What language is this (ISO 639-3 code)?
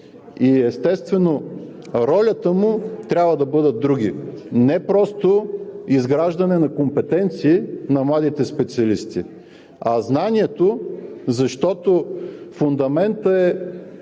bul